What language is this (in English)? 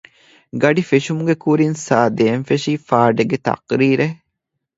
Divehi